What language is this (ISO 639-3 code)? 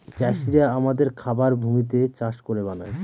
ben